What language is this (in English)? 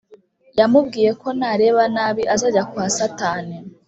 Kinyarwanda